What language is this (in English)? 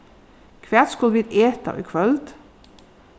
Faroese